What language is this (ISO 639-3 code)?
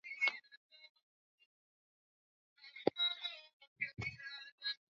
swa